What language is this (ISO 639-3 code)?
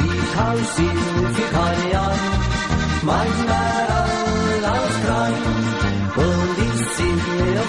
nld